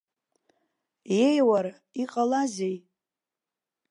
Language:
Abkhazian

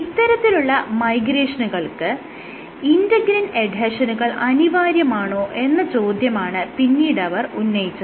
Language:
Malayalam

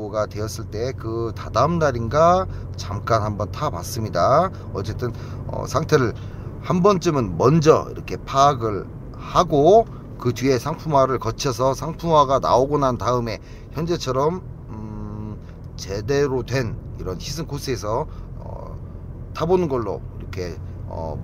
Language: Korean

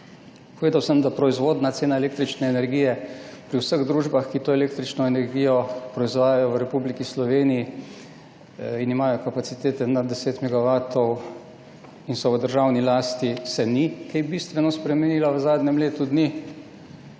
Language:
Slovenian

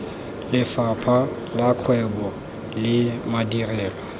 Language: Tswana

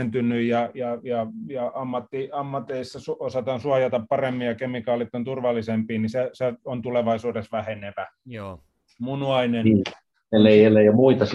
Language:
Finnish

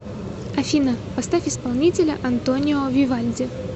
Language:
Russian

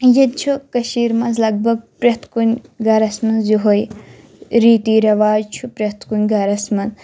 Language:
Kashmiri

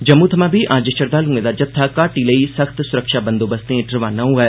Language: Dogri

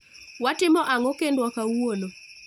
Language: Luo (Kenya and Tanzania)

